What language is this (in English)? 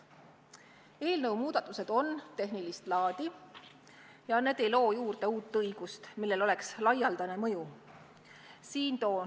Estonian